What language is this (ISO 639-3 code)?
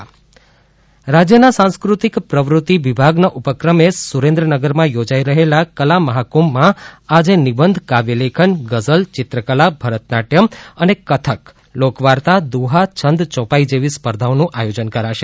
guj